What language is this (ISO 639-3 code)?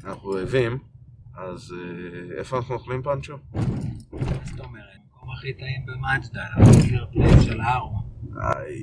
heb